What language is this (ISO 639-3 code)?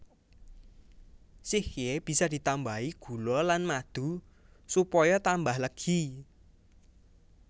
jav